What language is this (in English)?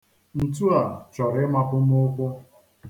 Igbo